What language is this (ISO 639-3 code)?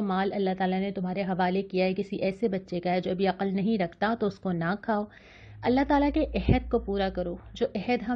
urd